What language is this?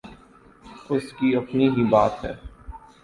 Urdu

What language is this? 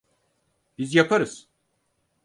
Turkish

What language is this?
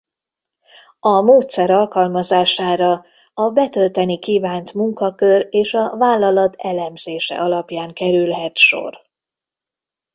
Hungarian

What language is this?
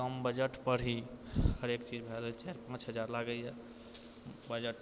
Maithili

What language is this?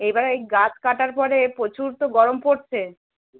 Bangla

